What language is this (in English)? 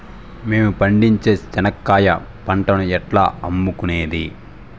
Telugu